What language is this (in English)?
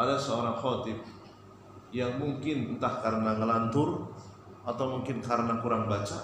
Indonesian